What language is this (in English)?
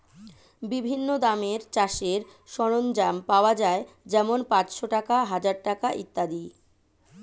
Bangla